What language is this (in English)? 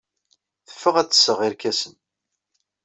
Kabyle